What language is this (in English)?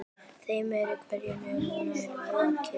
Icelandic